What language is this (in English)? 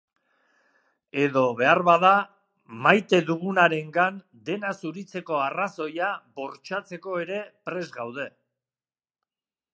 Basque